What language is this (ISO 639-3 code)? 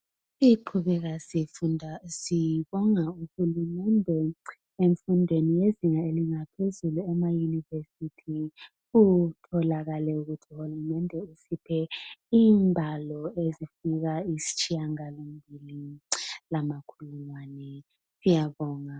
nde